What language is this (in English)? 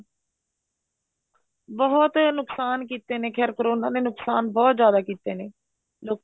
Punjabi